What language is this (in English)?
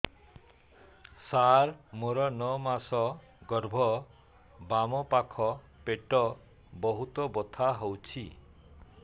Odia